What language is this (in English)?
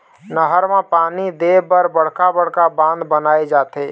Chhattisgarhi